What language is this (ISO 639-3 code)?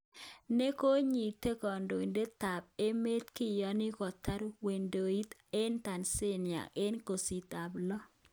kln